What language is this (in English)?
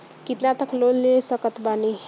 Bhojpuri